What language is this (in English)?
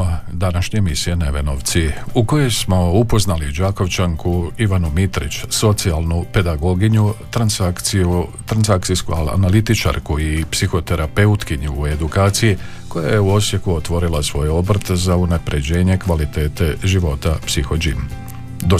Croatian